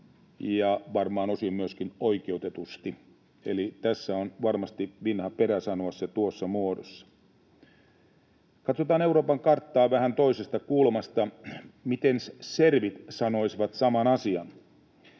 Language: Finnish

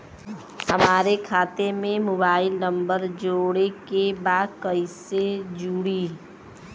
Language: Bhojpuri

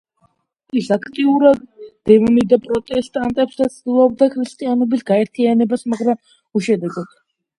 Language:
Georgian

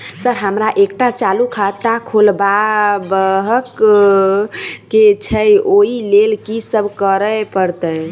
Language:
Maithili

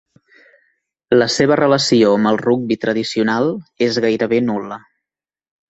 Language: Catalan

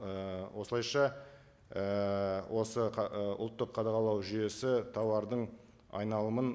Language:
Kazakh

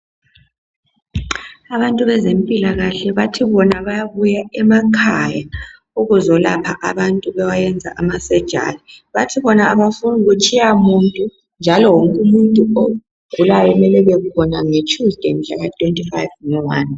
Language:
North Ndebele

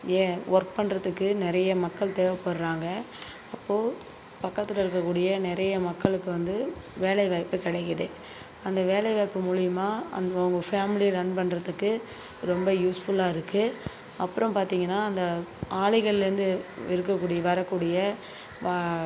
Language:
Tamil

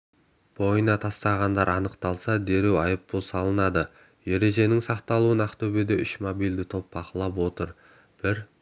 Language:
Kazakh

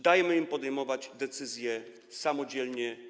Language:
Polish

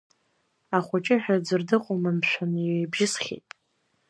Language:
Abkhazian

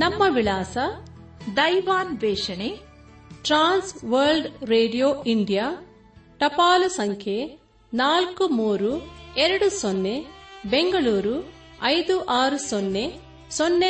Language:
Kannada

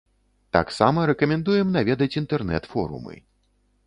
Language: Belarusian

